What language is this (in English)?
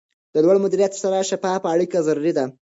Pashto